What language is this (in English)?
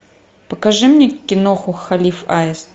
Russian